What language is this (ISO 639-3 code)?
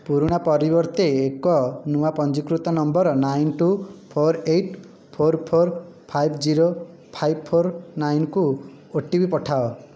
ori